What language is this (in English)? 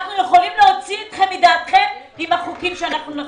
Hebrew